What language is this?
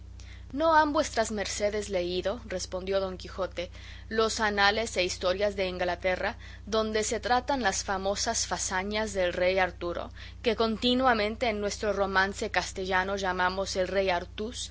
Spanish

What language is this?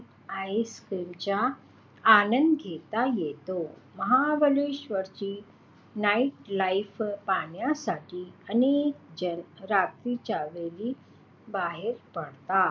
Marathi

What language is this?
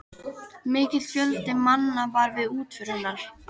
Icelandic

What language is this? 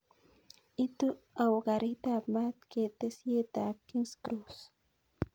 Kalenjin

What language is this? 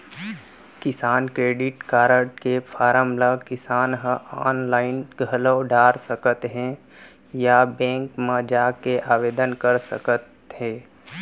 Chhattisgarhi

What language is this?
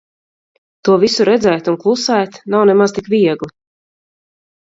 Latvian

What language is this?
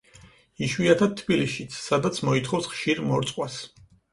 Georgian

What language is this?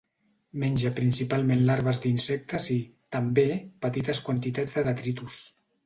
Catalan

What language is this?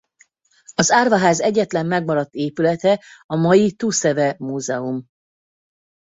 Hungarian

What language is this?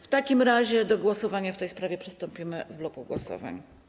Polish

